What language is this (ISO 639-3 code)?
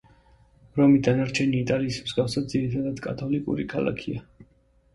kat